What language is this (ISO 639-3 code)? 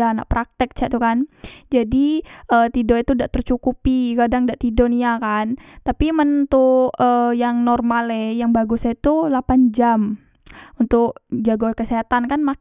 mui